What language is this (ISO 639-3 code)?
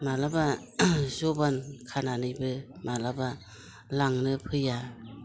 brx